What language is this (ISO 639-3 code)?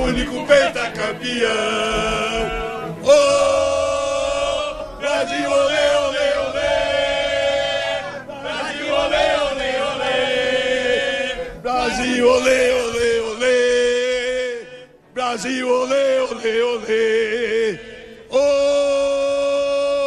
ara